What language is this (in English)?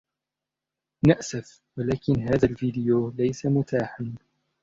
Arabic